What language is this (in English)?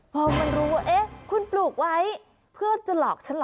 Thai